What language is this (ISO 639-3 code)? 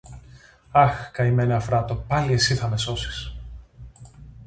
ell